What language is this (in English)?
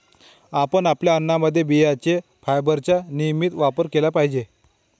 Marathi